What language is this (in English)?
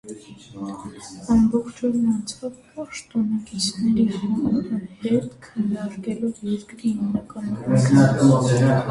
Armenian